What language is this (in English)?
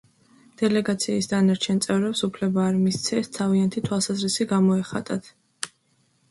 Georgian